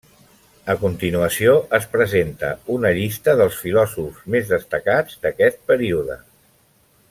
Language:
Catalan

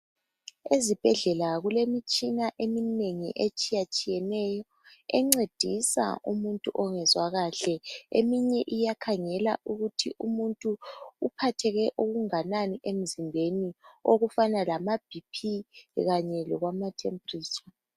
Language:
North Ndebele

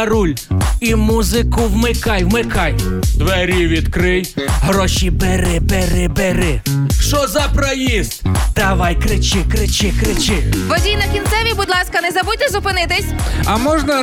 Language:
Ukrainian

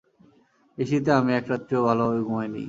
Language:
Bangla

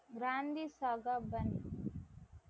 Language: Tamil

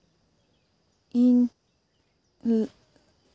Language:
Santali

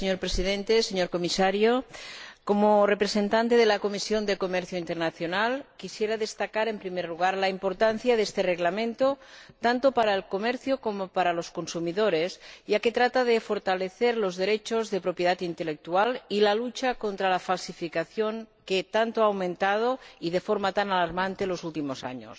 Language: Spanish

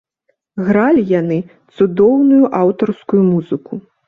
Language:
Belarusian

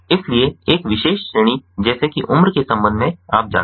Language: Hindi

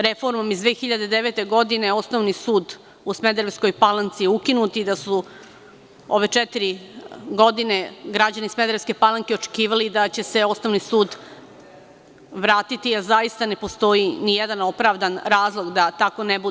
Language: Serbian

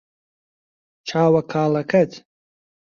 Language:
Central Kurdish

